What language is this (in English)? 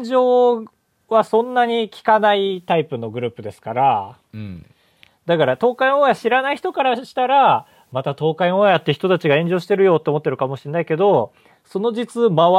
Japanese